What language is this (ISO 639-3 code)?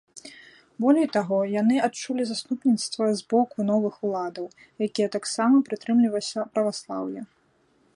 bel